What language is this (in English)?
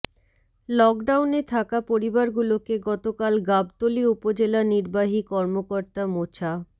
Bangla